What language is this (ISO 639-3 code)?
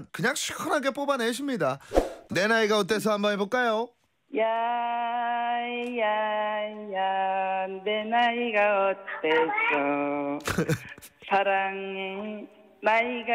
kor